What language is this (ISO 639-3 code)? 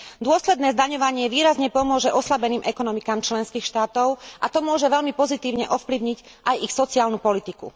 slk